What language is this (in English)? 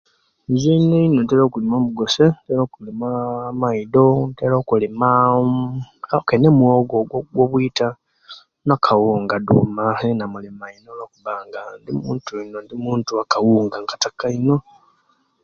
Kenyi